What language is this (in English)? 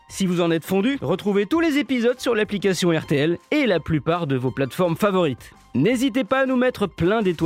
French